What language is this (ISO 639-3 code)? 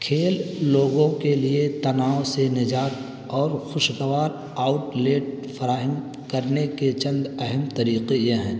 urd